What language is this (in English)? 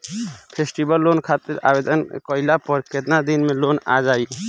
Bhojpuri